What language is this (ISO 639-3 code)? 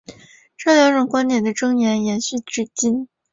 zho